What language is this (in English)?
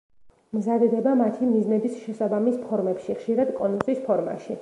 Georgian